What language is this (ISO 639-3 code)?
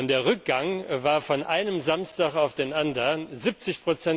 deu